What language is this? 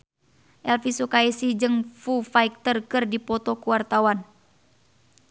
Sundanese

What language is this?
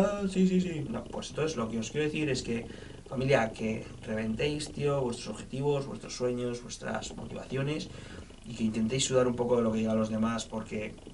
Spanish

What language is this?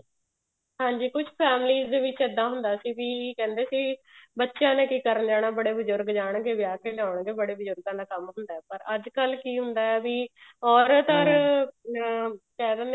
Punjabi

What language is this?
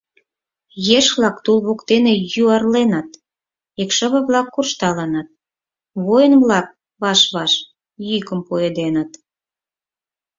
Mari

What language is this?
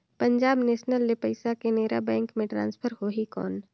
Chhattisgarhi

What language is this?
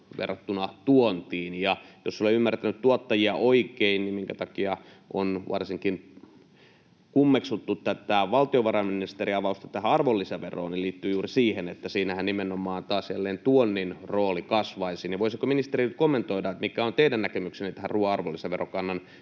Finnish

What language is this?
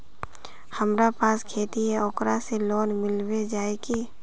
Magahi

